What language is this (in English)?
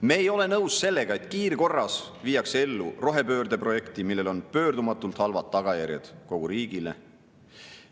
Estonian